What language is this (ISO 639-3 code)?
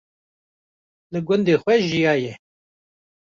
kur